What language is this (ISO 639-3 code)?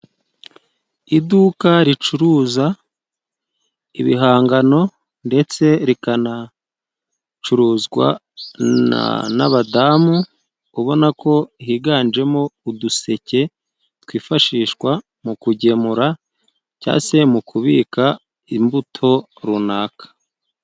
kin